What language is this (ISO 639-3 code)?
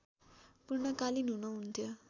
nep